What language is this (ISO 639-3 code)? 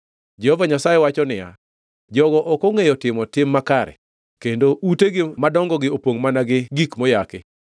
luo